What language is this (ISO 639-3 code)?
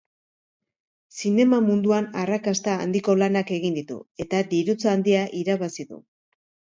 eus